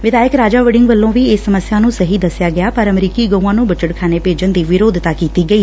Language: Punjabi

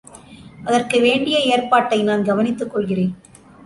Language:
Tamil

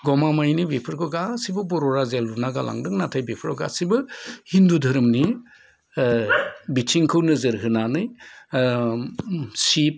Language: Bodo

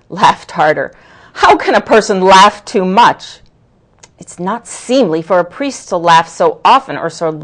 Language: English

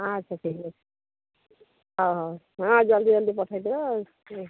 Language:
Odia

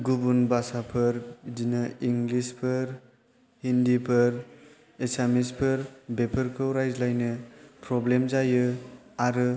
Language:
Bodo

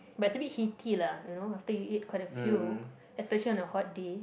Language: English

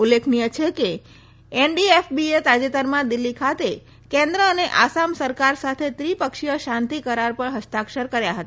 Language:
Gujarati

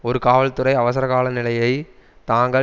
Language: Tamil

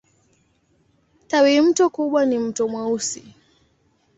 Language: Swahili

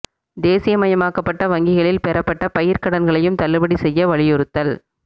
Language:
Tamil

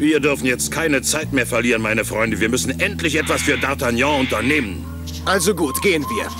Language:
German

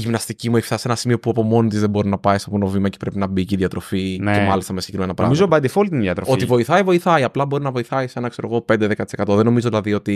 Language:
Greek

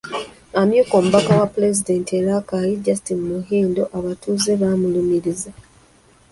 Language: Ganda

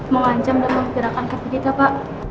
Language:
Indonesian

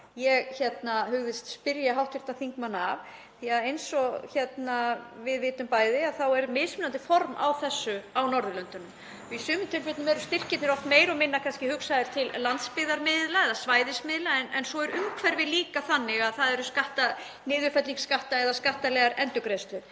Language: Icelandic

